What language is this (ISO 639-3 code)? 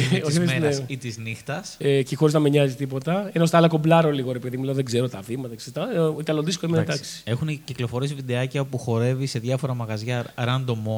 ell